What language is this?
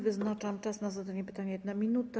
Polish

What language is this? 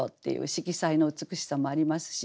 Japanese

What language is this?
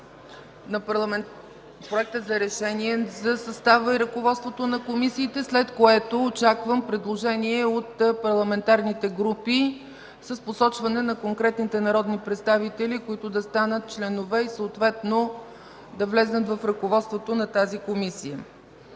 Bulgarian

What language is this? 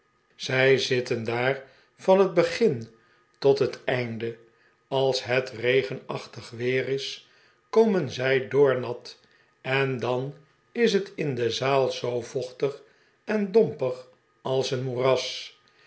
Dutch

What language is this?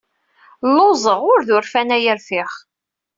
Kabyle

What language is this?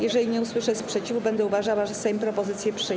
Polish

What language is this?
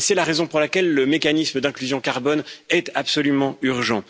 French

